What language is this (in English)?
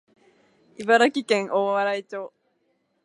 Japanese